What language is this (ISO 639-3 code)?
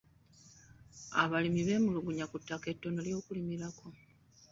lug